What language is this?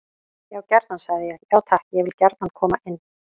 Icelandic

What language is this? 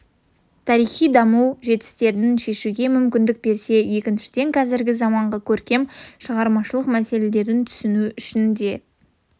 Kazakh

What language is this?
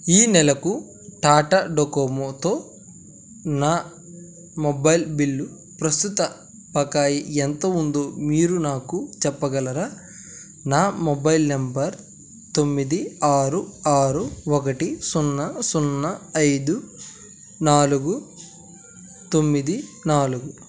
Telugu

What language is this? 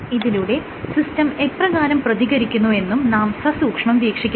Malayalam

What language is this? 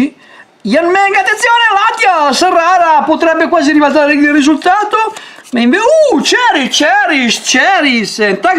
Italian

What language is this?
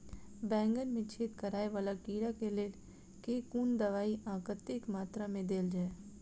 Maithili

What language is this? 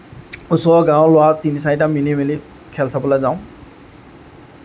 Assamese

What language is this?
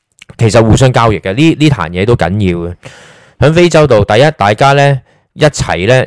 Chinese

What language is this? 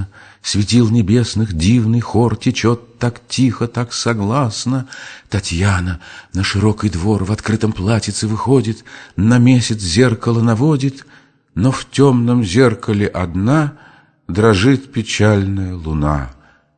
Russian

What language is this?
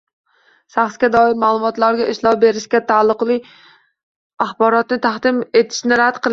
Uzbek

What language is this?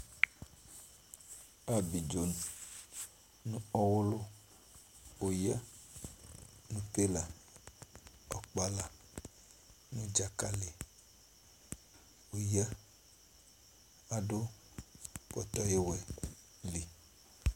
Ikposo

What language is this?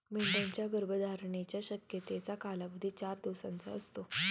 Marathi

